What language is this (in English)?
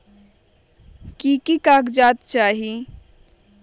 Magahi